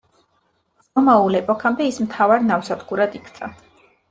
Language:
Georgian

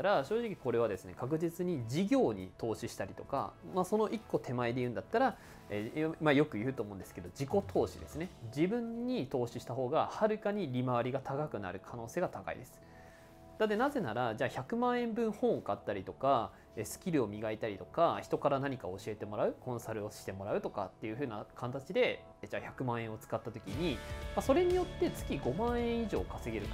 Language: Japanese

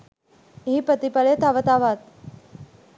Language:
Sinhala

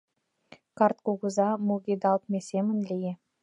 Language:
Mari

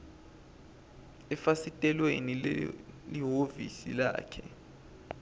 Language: Swati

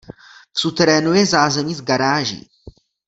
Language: Czech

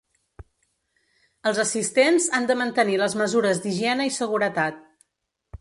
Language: Catalan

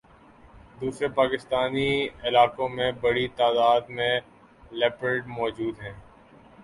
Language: Urdu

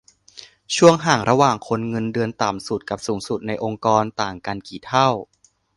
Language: Thai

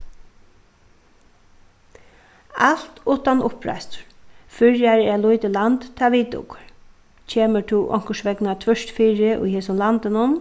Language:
Faroese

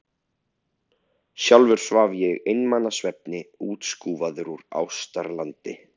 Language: Icelandic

